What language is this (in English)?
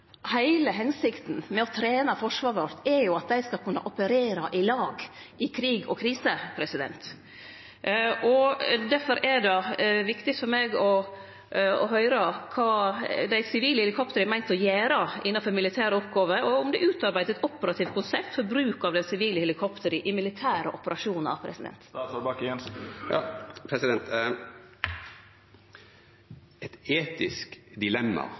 Norwegian Nynorsk